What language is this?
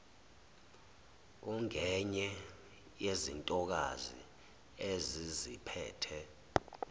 Zulu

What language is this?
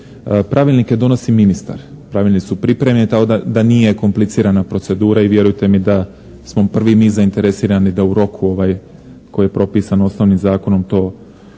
Croatian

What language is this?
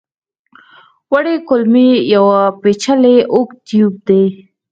Pashto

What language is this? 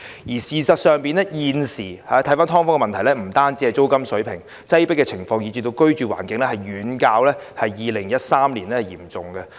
Cantonese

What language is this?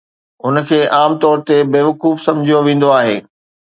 Sindhi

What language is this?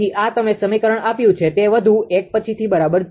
Gujarati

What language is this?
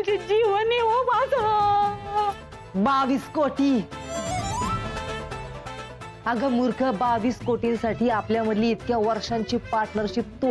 Marathi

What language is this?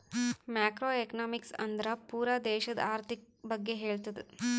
Kannada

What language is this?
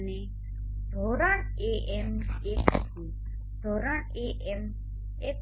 Gujarati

